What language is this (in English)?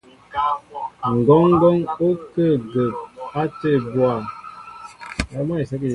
Mbo (Cameroon)